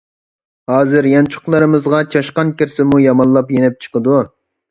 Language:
Uyghur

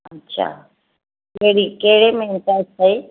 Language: Sindhi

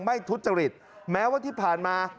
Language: Thai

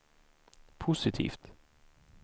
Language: Swedish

